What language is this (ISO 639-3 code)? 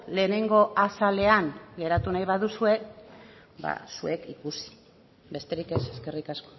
eus